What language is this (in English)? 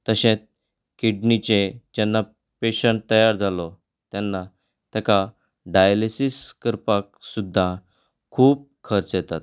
Konkani